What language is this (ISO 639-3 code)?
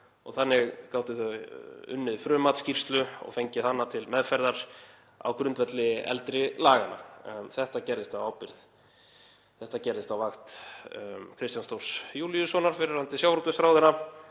isl